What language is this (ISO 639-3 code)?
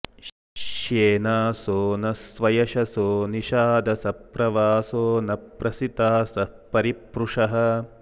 san